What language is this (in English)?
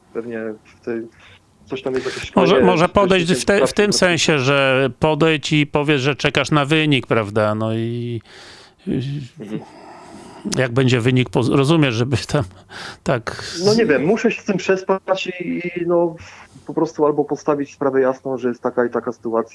Polish